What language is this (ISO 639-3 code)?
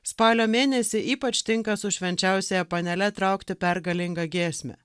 lit